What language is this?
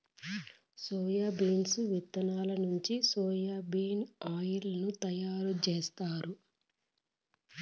Telugu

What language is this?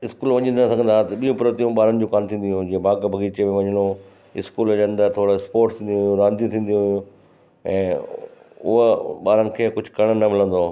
Sindhi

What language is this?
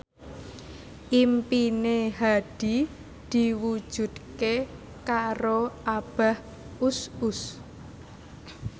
Javanese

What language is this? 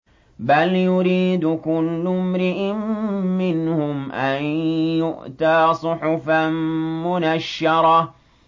Arabic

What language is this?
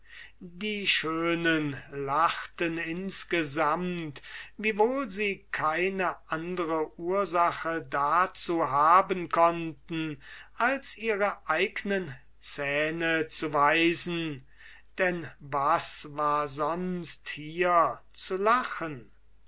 German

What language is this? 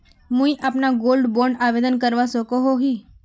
Magahi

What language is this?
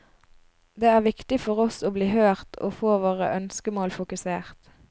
Norwegian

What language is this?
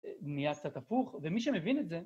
Hebrew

